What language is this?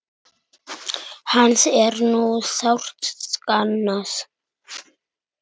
Icelandic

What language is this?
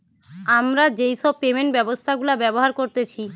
Bangla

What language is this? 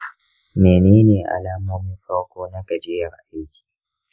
Hausa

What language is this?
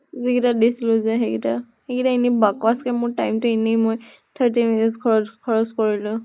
Assamese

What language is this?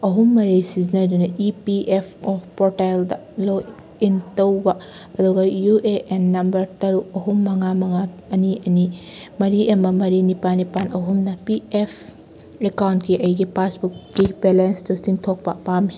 Manipuri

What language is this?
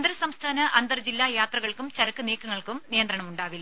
Malayalam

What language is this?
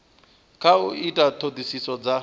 Venda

